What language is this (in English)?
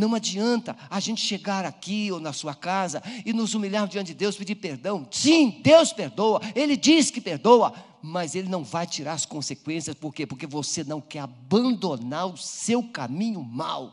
Portuguese